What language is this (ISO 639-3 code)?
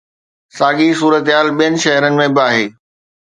snd